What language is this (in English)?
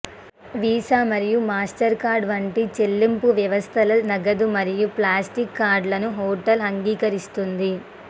Telugu